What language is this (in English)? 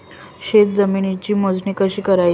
Marathi